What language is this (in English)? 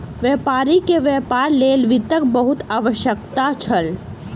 Maithili